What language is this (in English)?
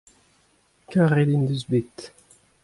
Breton